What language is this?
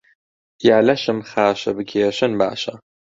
Central Kurdish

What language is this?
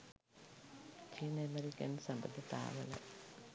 Sinhala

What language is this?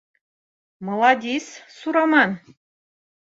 Bashkir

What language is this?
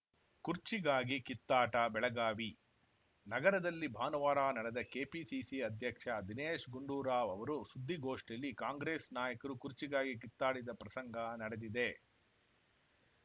Kannada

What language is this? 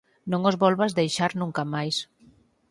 Galician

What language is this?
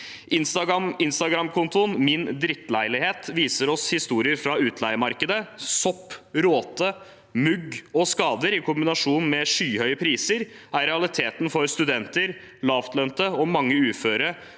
Norwegian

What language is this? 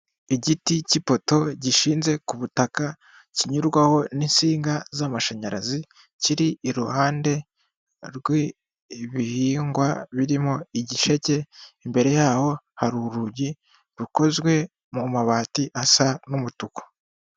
Kinyarwanda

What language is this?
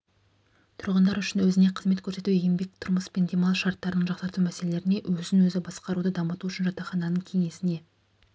Kazakh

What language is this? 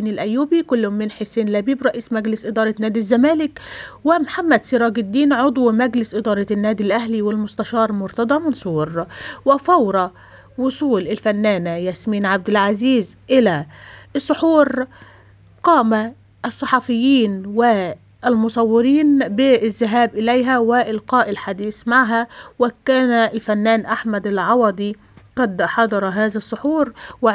Arabic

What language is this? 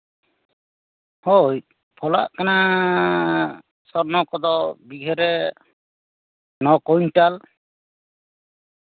Santali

